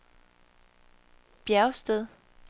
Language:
Danish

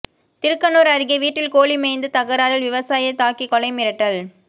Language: Tamil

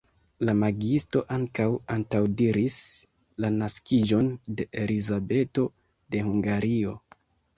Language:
Esperanto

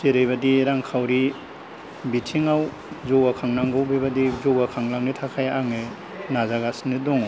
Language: Bodo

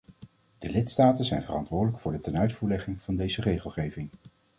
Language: Dutch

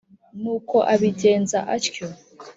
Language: Kinyarwanda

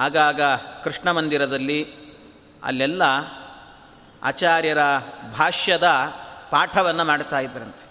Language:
Kannada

